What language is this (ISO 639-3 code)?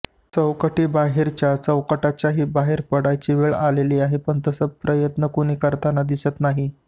mar